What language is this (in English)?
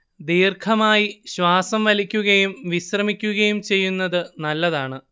Malayalam